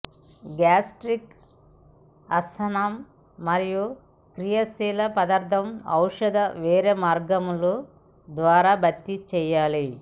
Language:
Telugu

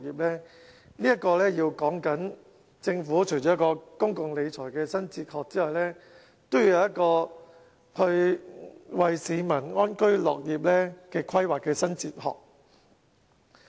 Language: Cantonese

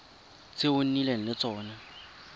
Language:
Tswana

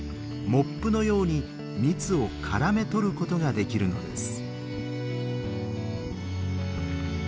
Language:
Japanese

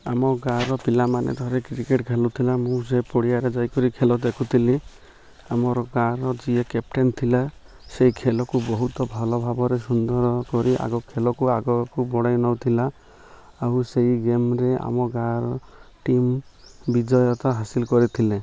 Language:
Odia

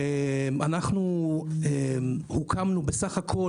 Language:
Hebrew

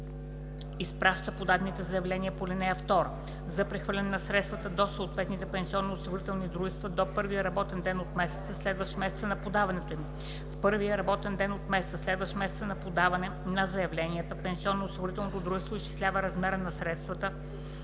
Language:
Bulgarian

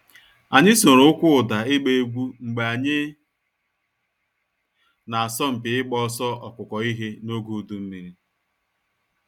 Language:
Igbo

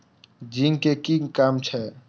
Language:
Maithili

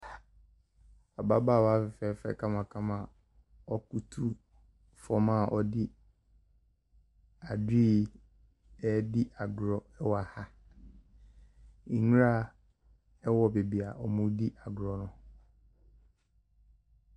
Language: Akan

